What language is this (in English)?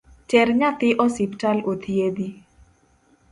Luo (Kenya and Tanzania)